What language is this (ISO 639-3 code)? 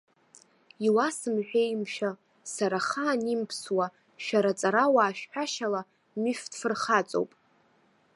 abk